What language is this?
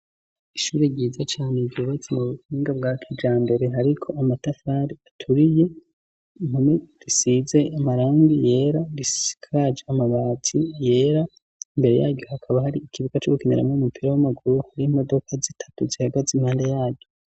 Rundi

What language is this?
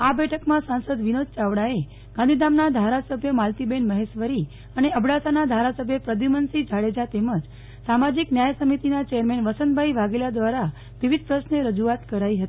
Gujarati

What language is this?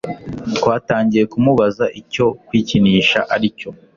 Kinyarwanda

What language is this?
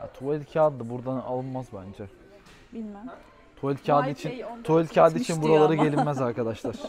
Turkish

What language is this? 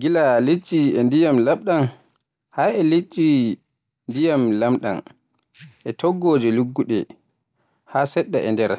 Borgu Fulfulde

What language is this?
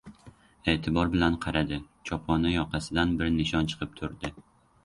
Uzbek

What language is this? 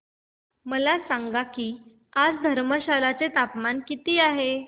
Marathi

